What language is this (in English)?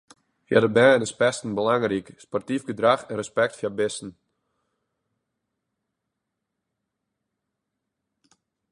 Western Frisian